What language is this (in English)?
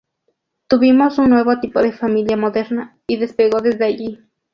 Spanish